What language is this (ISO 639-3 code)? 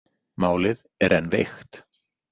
isl